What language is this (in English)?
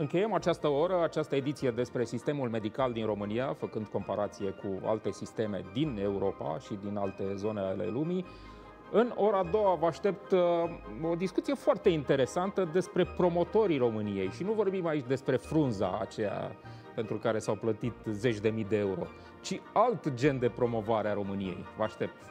Romanian